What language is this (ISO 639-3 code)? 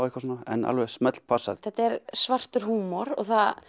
isl